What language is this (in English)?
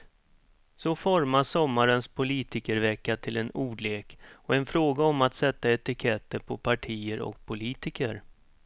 Swedish